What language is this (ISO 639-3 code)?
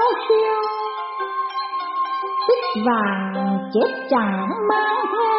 vie